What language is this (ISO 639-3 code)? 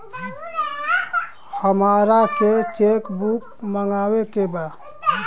bho